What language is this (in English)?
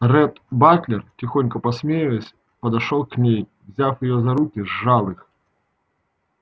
Russian